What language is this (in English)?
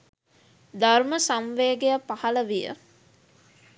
Sinhala